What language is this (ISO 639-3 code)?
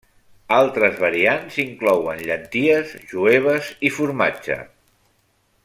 cat